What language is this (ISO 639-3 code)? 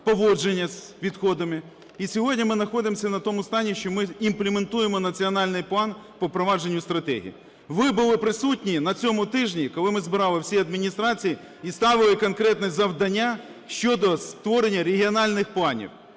ukr